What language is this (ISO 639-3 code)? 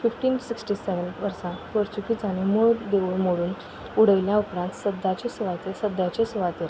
kok